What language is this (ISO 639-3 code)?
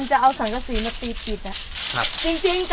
tha